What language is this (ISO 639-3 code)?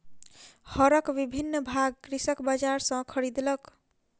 mai